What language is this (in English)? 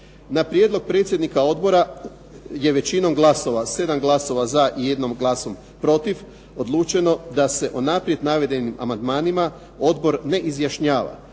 Croatian